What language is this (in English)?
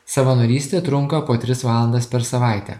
Lithuanian